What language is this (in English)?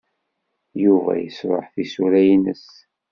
Kabyle